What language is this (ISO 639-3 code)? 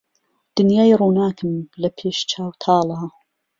ckb